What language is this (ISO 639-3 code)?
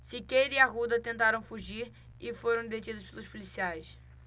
por